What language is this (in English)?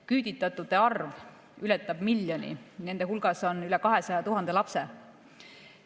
Estonian